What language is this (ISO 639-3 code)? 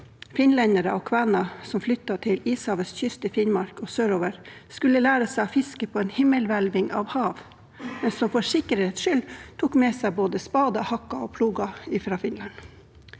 nor